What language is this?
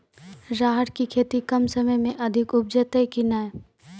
Maithili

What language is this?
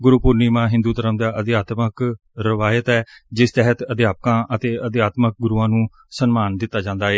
Punjabi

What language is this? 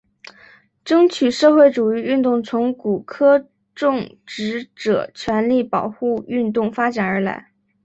Chinese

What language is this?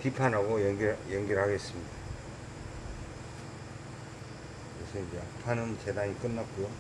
Korean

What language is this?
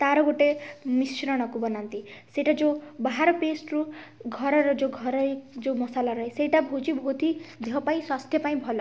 Odia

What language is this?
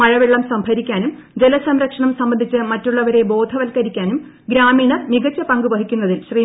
Malayalam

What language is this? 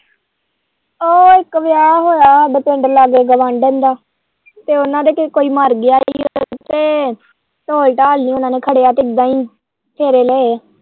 Punjabi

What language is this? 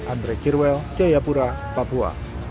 Indonesian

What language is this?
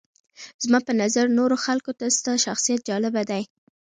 Pashto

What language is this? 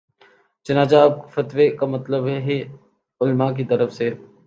Urdu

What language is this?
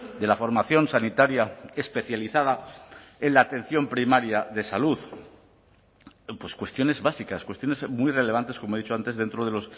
Spanish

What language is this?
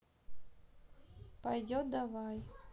Russian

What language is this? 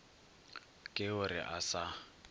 Northern Sotho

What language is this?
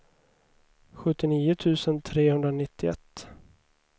Swedish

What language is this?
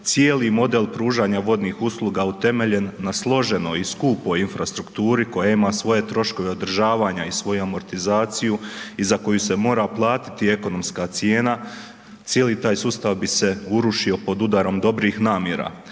Croatian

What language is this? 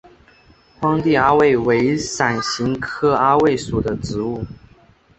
Chinese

